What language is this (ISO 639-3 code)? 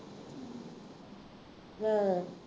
pan